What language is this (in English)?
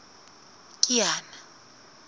Southern Sotho